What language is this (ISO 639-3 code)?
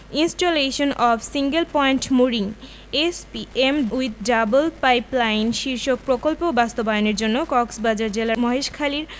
ben